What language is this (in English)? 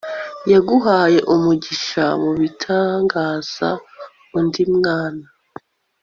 Kinyarwanda